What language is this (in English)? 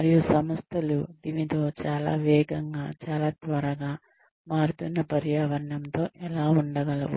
Telugu